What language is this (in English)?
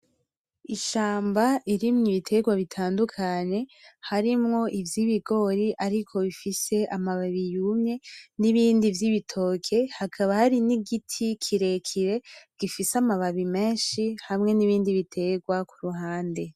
Rundi